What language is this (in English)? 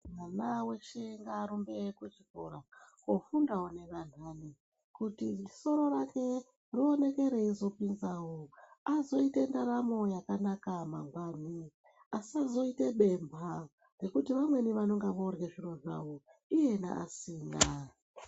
Ndau